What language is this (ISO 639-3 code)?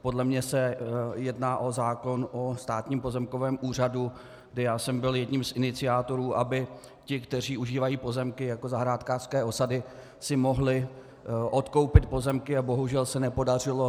ces